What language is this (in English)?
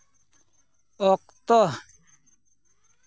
Santali